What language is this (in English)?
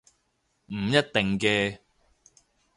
Cantonese